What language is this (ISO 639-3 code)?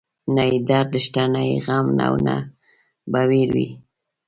pus